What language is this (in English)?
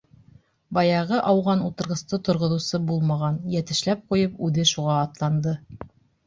Bashkir